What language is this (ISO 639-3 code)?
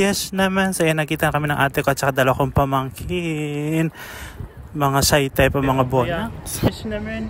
fil